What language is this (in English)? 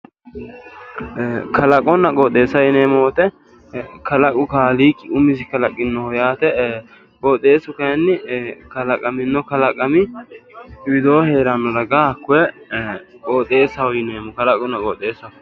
Sidamo